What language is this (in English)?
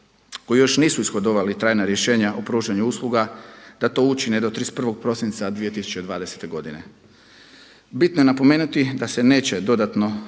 Croatian